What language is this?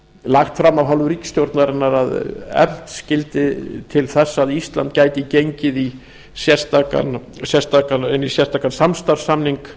Icelandic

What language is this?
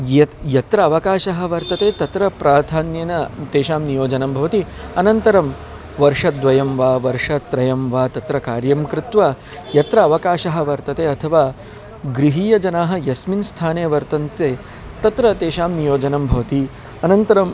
Sanskrit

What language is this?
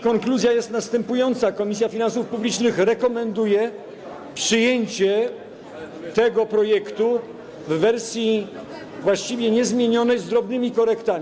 Polish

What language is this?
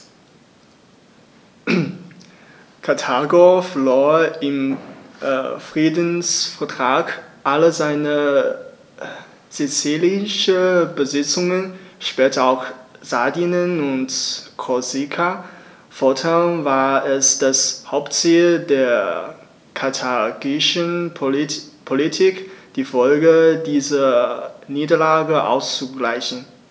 German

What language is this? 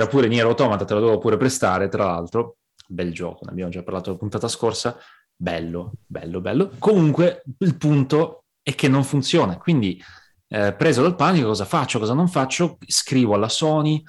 Italian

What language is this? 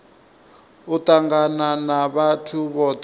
Venda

